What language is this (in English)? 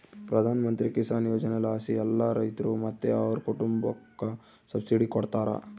Kannada